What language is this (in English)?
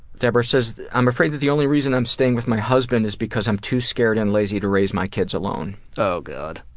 English